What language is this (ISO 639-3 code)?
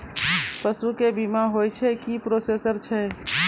mai